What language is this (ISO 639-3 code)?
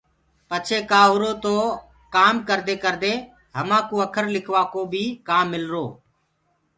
ggg